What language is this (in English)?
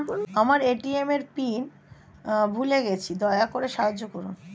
Bangla